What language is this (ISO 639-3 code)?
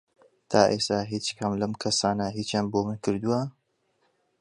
ckb